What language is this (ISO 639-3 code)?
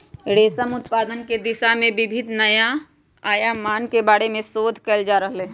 mag